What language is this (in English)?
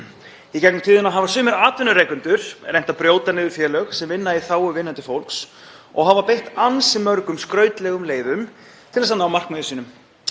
Icelandic